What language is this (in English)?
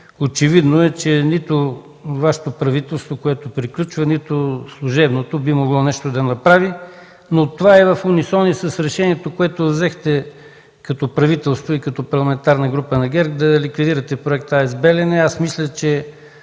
Bulgarian